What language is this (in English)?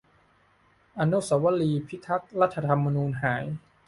Thai